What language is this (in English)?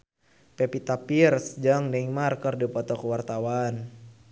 Sundanese